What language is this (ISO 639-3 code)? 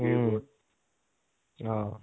asm